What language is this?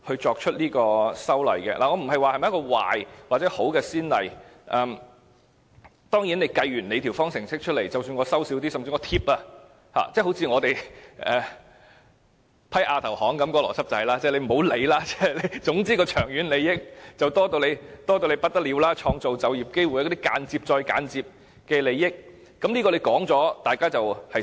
Cantonese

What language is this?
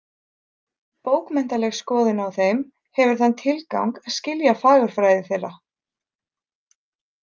Icelandic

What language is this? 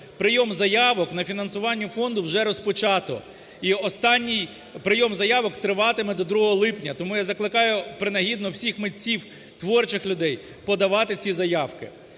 Ukrainian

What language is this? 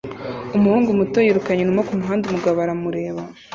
Kinyarwanda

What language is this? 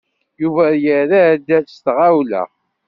Kabyle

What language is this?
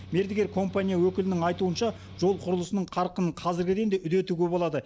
Kazakh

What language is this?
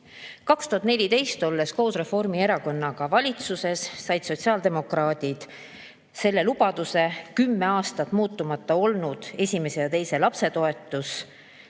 Estonian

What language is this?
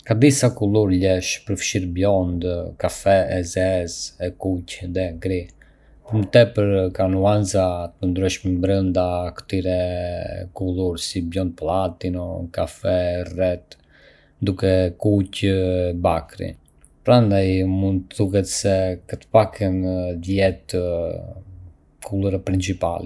Arbëreshë Albanian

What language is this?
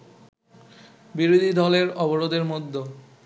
Bangla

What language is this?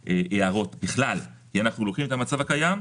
Hebrew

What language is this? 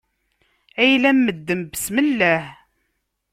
Kabyle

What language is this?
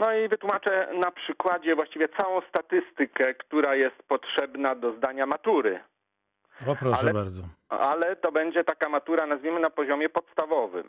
Polish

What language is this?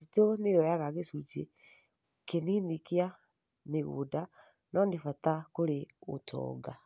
Kikuyu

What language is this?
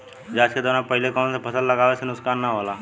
Bhojpuri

